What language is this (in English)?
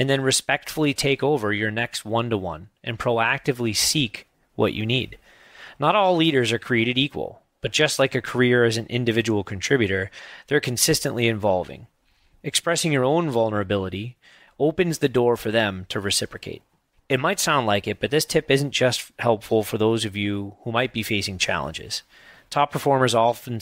English